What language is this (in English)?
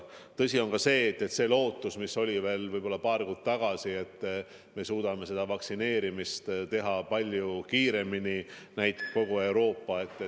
Estonian